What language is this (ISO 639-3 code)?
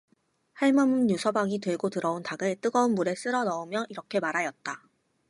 kor